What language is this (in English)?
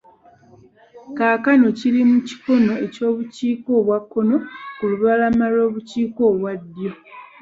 Ganda